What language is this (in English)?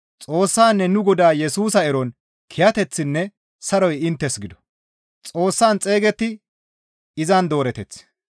Gamo